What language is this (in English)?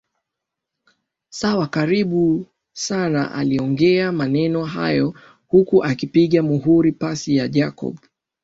Swahili